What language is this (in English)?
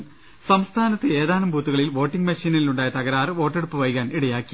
Malayalam